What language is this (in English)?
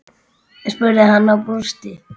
Icelandic